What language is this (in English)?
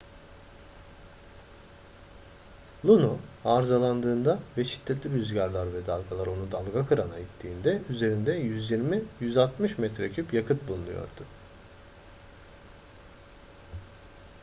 Turkish